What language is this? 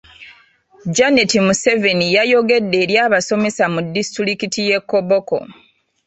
Ganda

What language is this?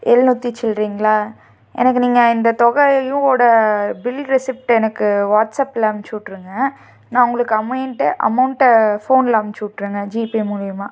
Tamil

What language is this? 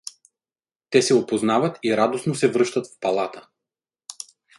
Bulgarian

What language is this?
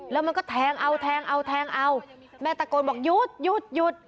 Thai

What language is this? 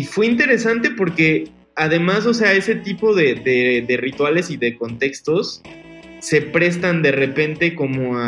Spanish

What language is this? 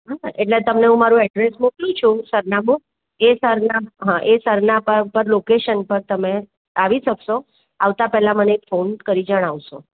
Gujarati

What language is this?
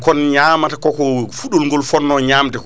Fula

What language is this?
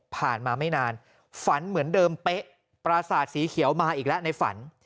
Thai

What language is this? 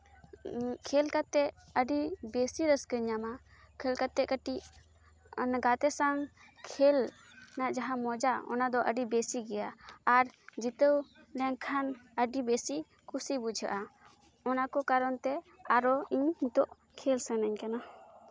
Santali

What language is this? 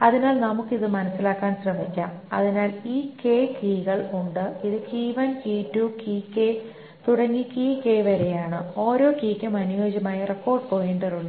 Malayalam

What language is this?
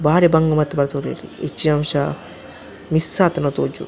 Tulu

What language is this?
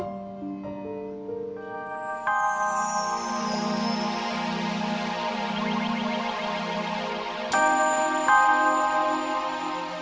Indonesian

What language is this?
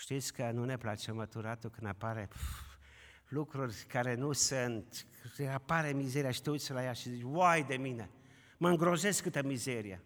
Romanian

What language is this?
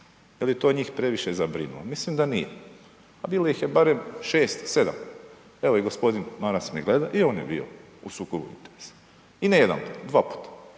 Croatian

